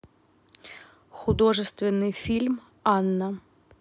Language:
Russian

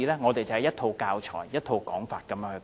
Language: Cantonese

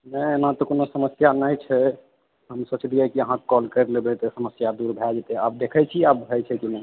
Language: Maithili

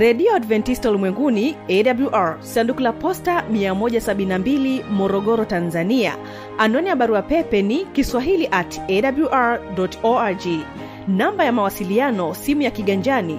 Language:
Swahili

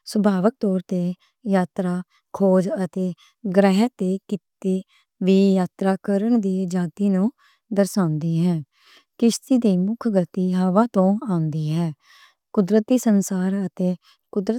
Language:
Western Panjabi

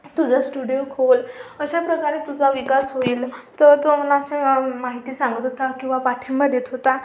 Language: Marathi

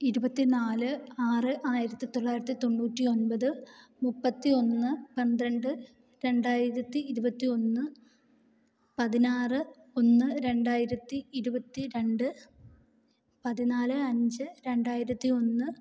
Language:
Malayalam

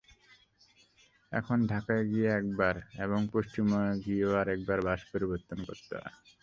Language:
Bangla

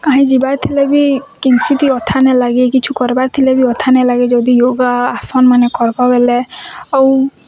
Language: Odia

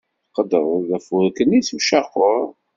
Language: Kabyle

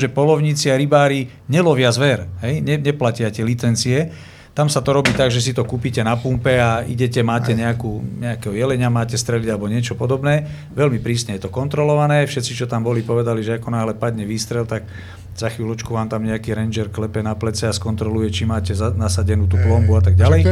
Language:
Slovak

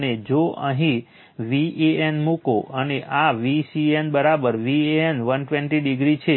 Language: Gujarati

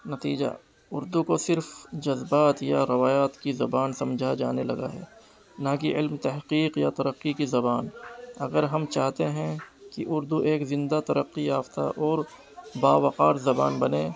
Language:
Urdu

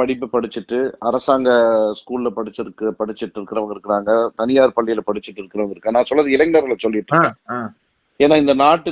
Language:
Tamil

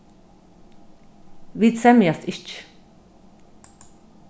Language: Faroese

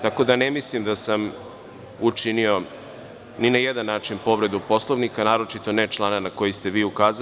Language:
Serbian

